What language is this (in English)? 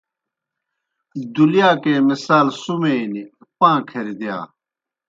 Kohistani Shina